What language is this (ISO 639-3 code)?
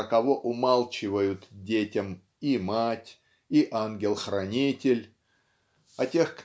rus